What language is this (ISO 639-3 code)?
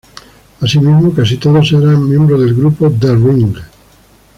spa